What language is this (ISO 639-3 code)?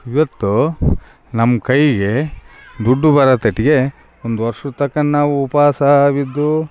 kan